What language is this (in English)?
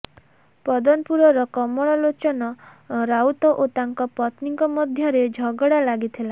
Odia